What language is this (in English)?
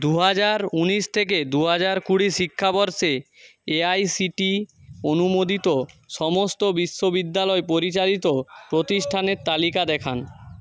Bangla